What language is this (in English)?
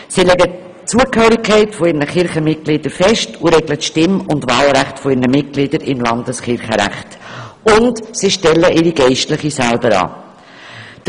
Swiss German